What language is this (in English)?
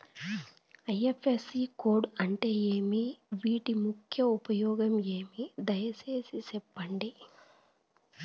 Telugu